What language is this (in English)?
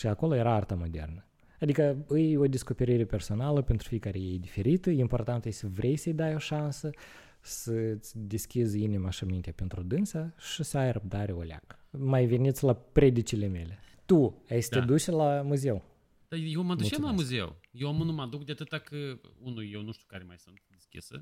Romanian